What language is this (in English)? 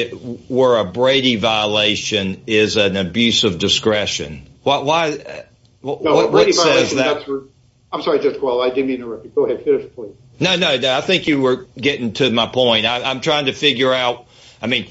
English